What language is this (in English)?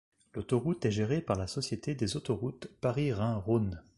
French